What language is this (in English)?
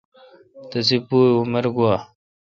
Kalkoti